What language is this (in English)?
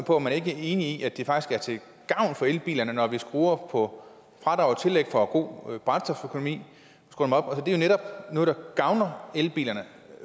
Danish